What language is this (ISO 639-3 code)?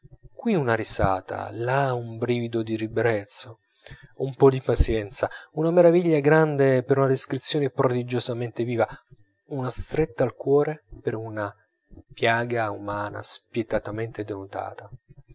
ita